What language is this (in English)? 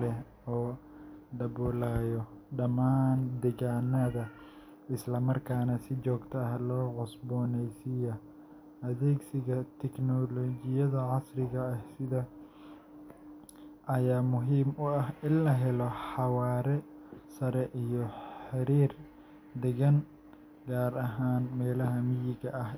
Somali